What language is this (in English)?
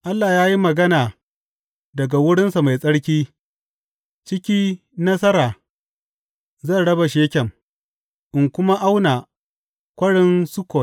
Hausa